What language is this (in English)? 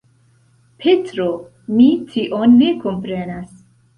Esperanto